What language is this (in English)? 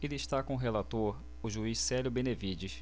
Portuguese